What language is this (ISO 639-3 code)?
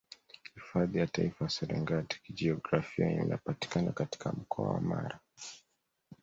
swa